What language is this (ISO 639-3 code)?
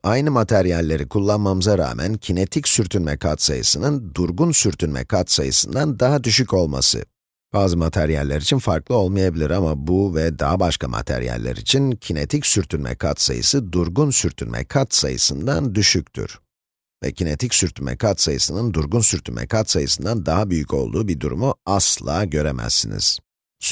tur